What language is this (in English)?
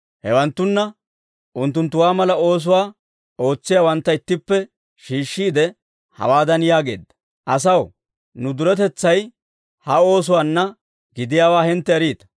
Dawro